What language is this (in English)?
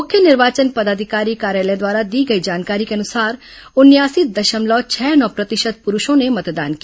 Hindi